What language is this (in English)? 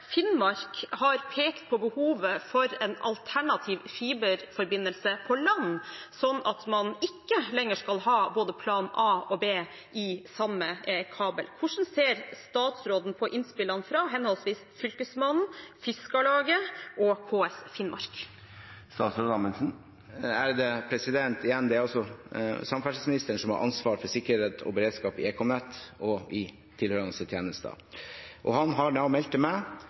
Norwegian Bokmål